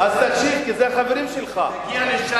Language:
Hebrew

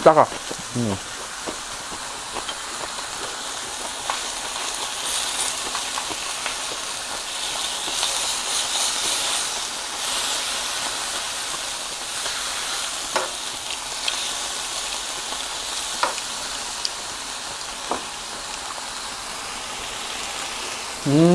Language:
Korean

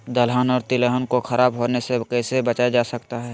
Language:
Magahi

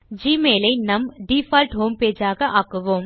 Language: Tamil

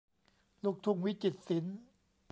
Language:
Thai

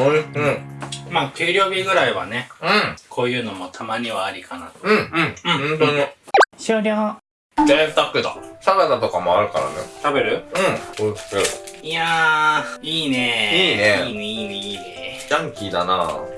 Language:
Japanese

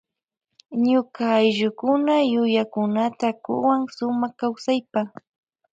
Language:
Loja Highland Quichua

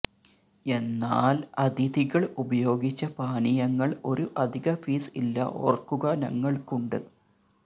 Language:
Malayalam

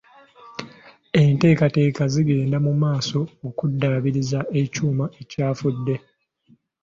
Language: Ganda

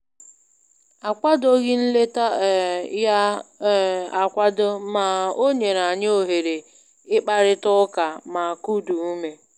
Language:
Igbo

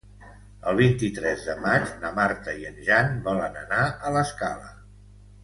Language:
Catalan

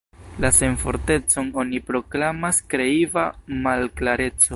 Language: Esperanto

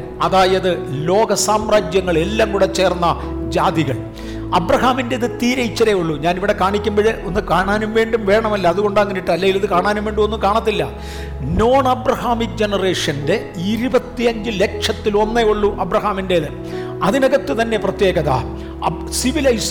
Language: Malayalam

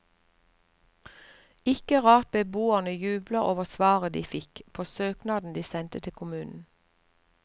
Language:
Norwegian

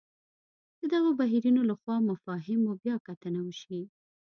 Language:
Pashto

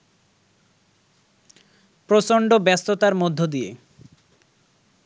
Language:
Bangla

